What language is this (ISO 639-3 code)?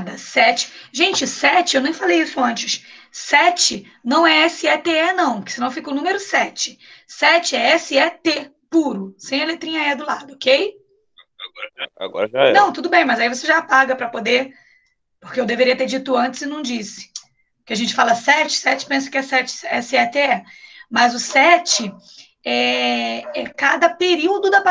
por